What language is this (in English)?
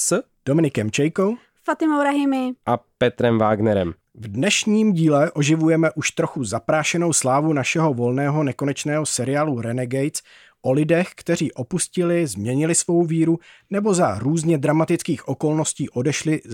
Czech